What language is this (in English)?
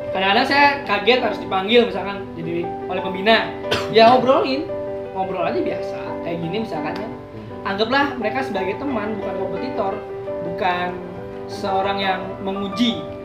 Indonesian